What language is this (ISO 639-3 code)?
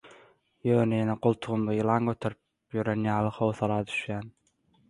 tuk